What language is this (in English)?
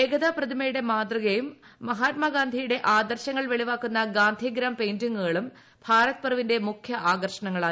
Malayalam